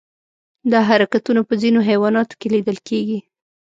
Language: Pashto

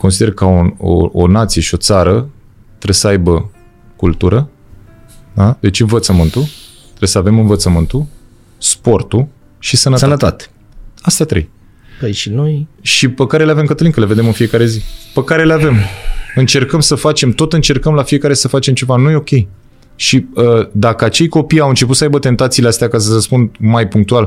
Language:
Romanian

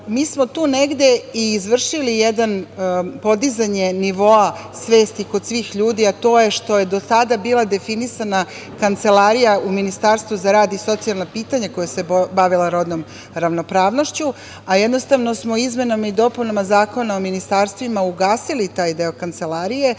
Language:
Serbian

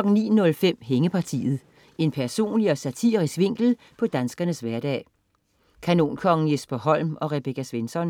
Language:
Danish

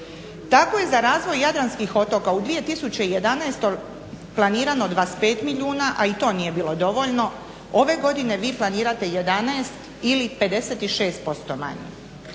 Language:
Croatian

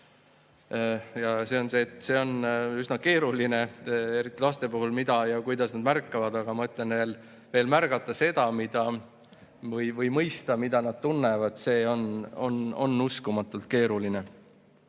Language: Estonian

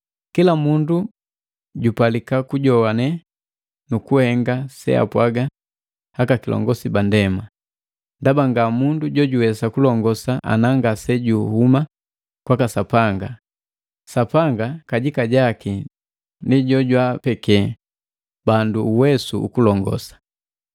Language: Matengo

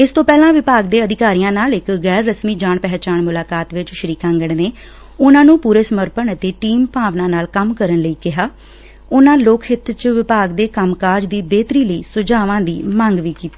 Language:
Punjabi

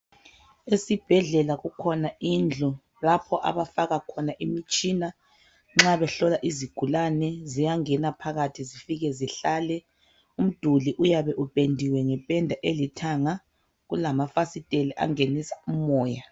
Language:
North Ndebele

